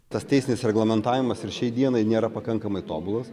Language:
Lithuanian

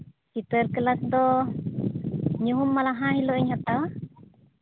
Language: Santali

